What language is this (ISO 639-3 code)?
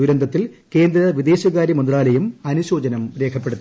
mal